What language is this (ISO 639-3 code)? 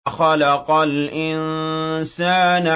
ara